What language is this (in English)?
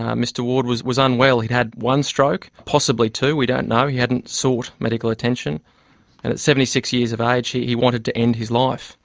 English